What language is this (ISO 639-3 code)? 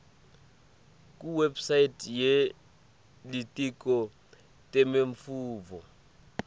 ssw